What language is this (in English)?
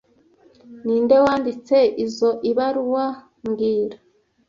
Kinyarwanda